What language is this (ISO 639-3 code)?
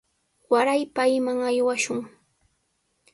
qws